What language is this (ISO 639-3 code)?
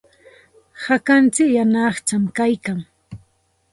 qxt